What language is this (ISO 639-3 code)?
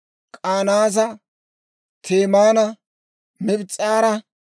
dwr